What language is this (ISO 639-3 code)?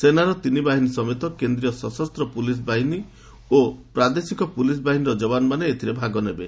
ori